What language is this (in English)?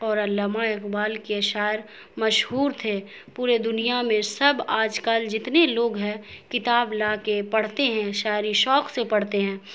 Urdu